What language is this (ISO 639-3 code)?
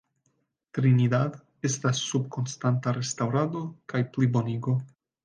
epo